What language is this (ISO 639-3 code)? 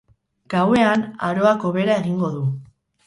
eus